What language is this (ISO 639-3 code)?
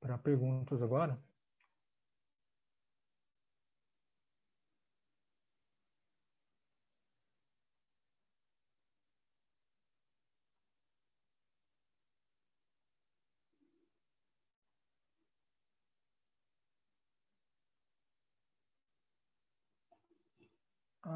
por